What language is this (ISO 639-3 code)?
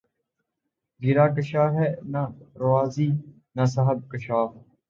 urd